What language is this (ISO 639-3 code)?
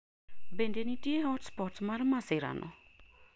luo